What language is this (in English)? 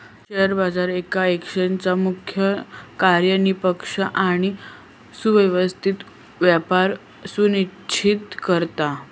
Marathi